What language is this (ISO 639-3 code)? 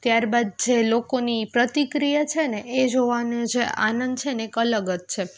guj